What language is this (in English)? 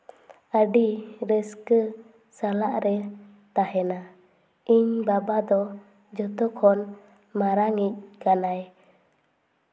Santali